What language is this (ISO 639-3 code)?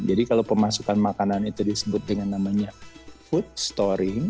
ind